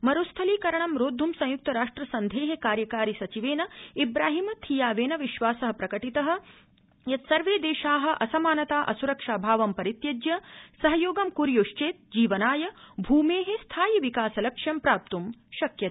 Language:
Sanskrit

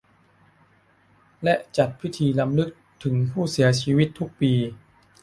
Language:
Thai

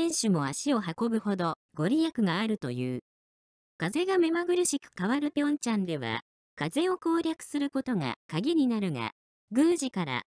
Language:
Japanese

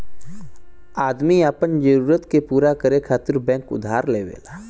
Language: Bhojpuri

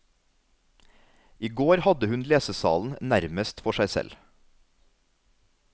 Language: Norwegian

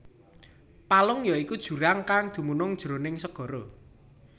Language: Javanese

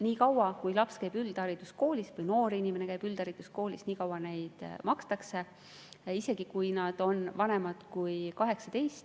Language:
Estonian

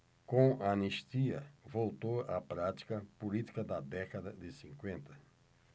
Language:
Portuguese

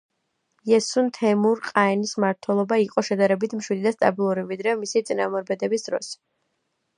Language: Georgian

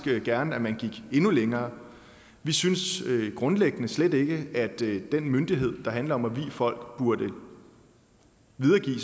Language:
Danish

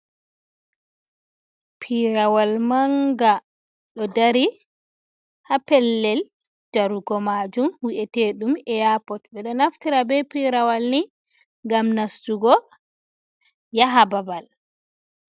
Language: Fula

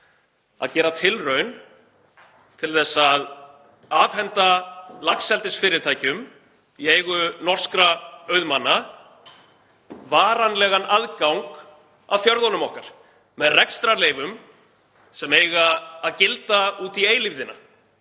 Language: Icelandic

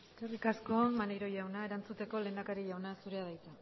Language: Basque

